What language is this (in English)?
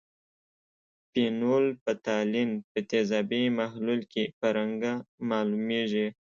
Pashto